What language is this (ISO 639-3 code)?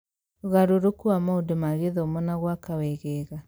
kik